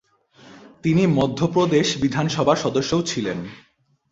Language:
Bangla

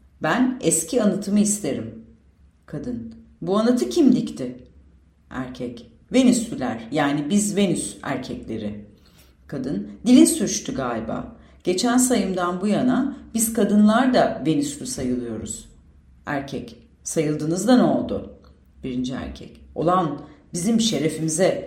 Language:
Turkish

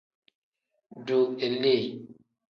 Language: Tem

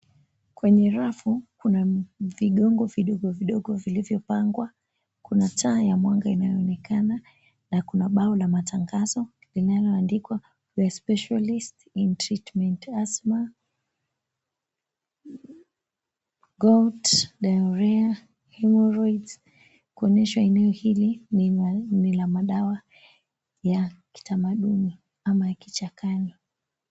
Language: Swahili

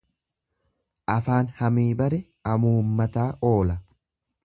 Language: Oromo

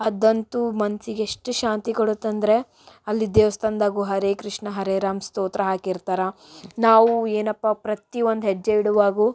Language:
Kannada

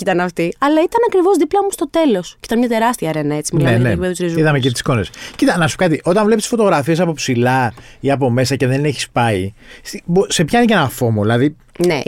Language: Greek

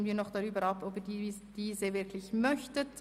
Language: Swiss German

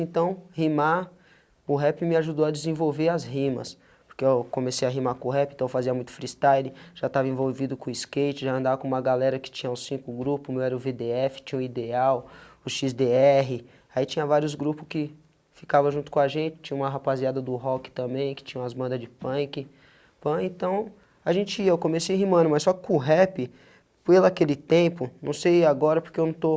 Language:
Portuguese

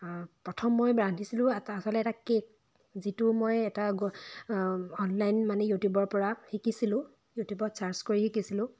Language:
Assamese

